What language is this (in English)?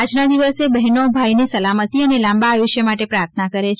Gujarati